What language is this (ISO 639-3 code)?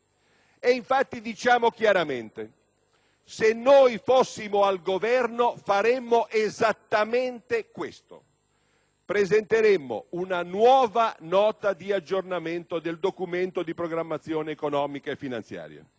ita